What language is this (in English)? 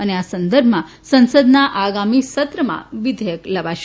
Gujarati